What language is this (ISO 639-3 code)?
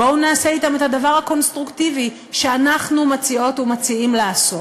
heb